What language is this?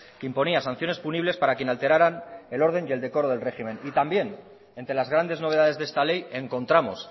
Spanish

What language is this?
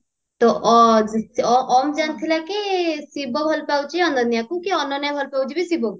Odia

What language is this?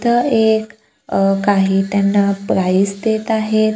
Marathi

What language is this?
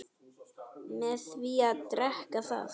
Icelandic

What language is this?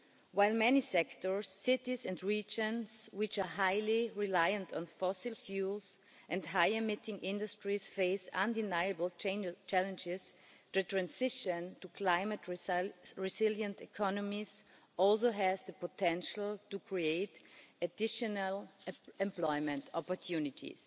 English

